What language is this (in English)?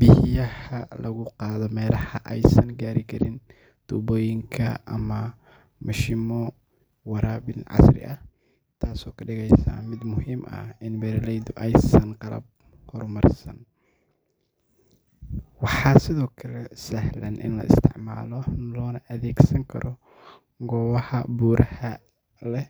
Somali